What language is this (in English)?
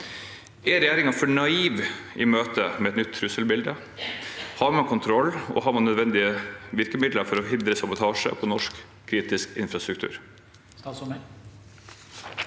Norwegian